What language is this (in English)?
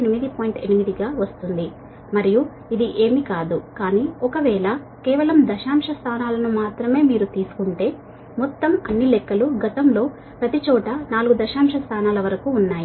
Telugu